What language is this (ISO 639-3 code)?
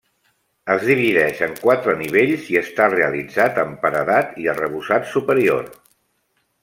cat